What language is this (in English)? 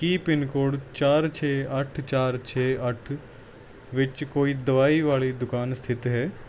Punjabi